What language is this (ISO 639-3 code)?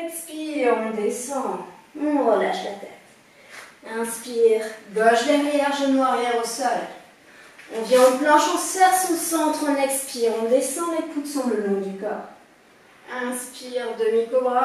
fra